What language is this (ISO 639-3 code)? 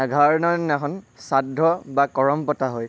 asm